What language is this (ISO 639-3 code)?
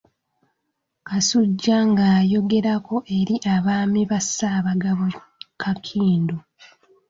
lug